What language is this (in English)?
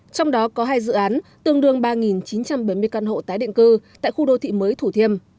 Vietnamese